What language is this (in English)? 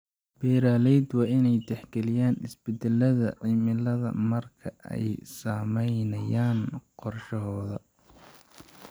Somali